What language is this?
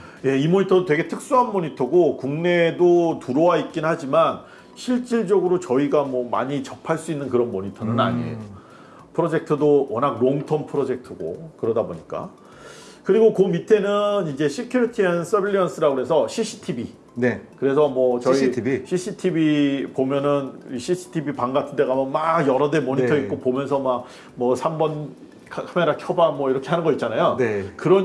Korean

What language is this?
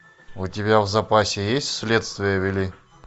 Russian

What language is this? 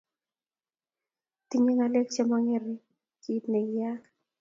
Kalenjin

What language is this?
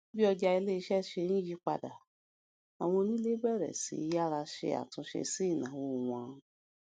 Yoruba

